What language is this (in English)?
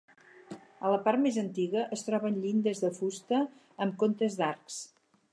Catalan